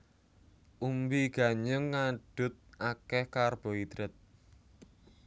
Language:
Javanese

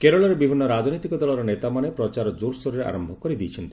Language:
Odia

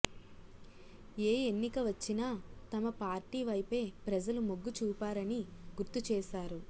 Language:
Telugu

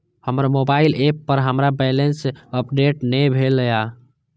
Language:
Maithili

